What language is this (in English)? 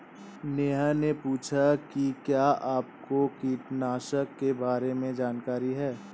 Hindi